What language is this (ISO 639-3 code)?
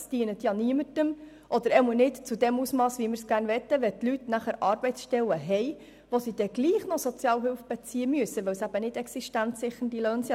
gsw